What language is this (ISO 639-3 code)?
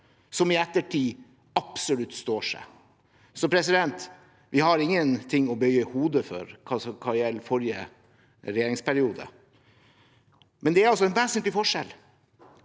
nor